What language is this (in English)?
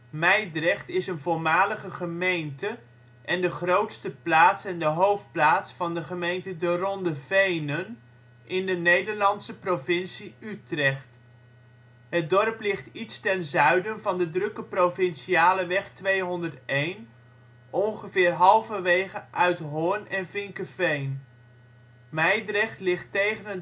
Dutch